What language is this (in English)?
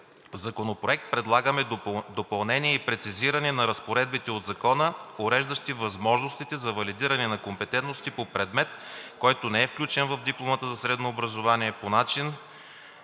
Bulgarian